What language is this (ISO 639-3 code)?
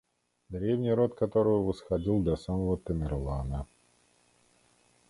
rus